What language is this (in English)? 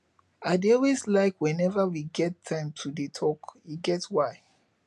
Nigerian Pidgin